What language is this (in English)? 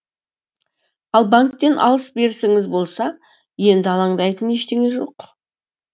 Kazakh